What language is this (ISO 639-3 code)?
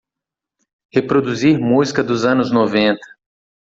por